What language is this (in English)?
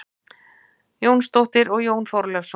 Icelandic